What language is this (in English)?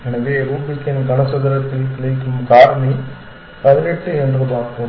Tamil